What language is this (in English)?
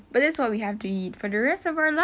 English